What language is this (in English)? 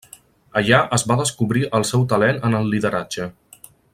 Catalan